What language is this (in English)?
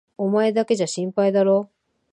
Japanese